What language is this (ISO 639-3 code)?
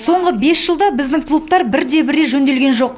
kaz